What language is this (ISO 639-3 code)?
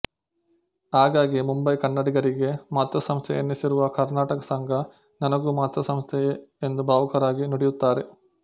kan